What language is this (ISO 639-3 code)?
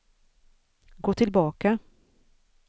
swe